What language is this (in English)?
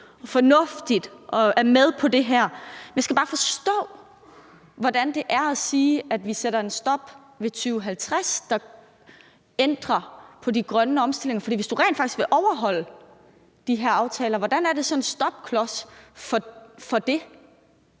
Danish